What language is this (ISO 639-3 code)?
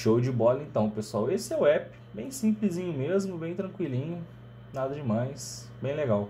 por